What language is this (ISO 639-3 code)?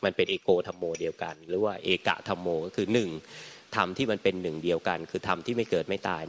tha